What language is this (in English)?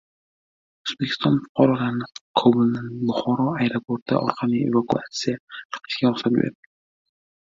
Uzbek